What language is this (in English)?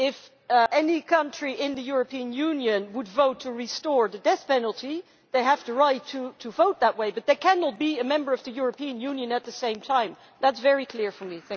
English